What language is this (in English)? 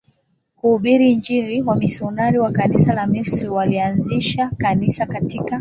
Swahili